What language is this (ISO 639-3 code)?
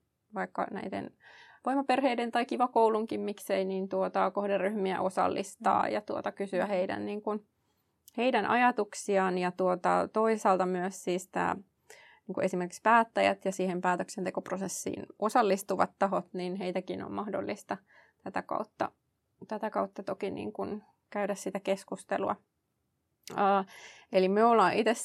fin